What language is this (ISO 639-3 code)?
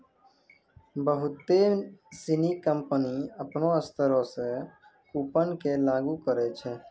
mai